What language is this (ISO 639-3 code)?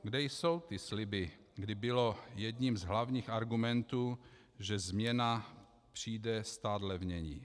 ces